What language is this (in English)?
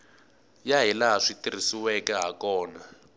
Tsonga